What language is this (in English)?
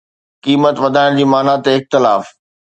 Sindhi